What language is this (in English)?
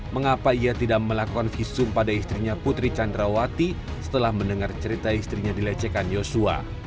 Indonesian